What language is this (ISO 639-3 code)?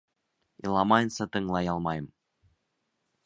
bak